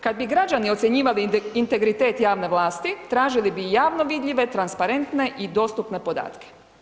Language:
Croatian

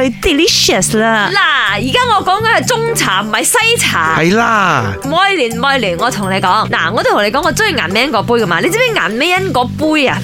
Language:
Chinese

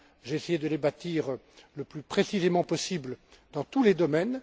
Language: French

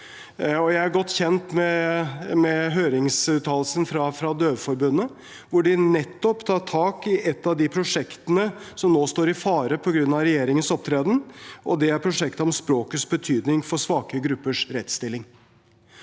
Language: Norwegian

